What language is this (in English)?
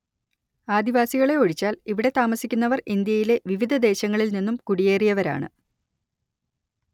Malayalam